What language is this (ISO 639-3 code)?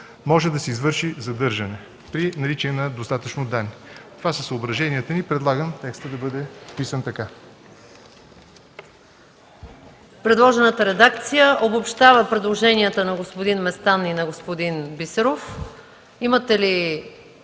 bul